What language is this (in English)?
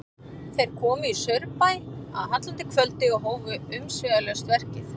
Icelandic